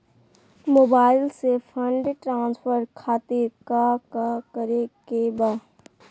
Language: Magahi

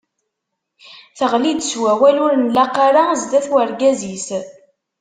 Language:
Kabyle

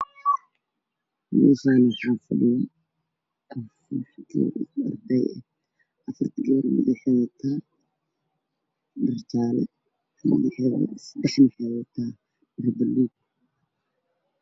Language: Somali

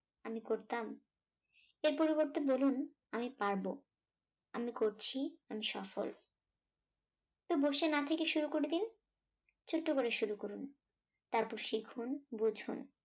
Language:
Bangla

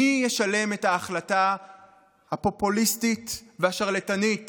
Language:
Hebrew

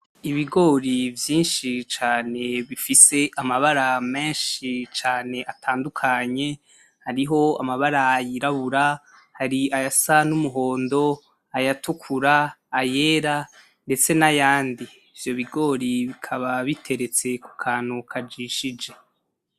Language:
Rundi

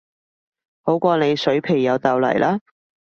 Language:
Cantonese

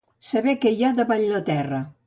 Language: Catalan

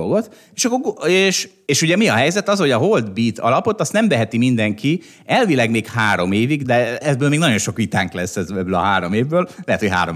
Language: Hungarian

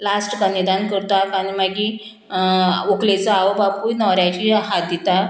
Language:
Konkani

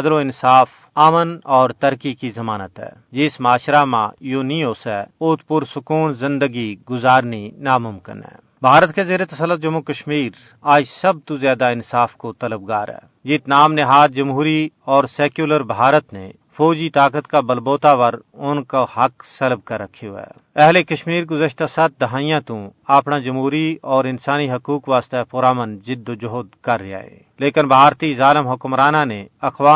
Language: Urdu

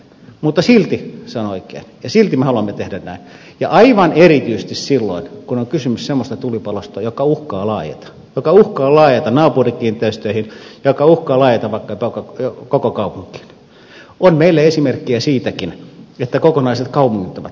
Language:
Finnish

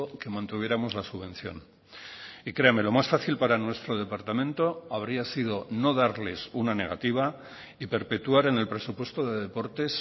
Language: Spanish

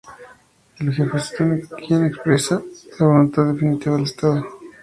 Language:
Spanish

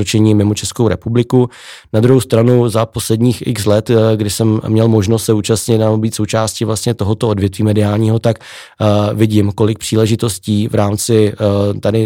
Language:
Czech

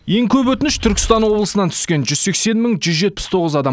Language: Kazakh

